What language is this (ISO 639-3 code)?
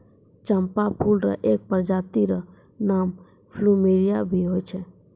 mai